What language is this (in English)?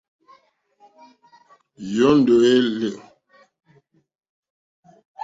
Mokpwe